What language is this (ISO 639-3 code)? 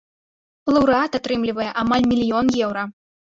bel